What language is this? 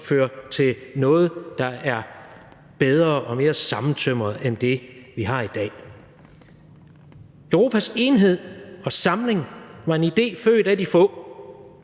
Danish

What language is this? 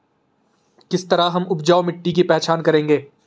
Hindi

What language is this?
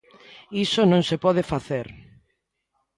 Galician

